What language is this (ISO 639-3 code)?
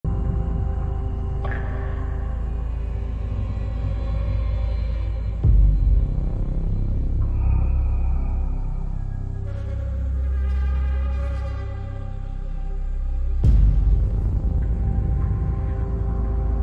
tha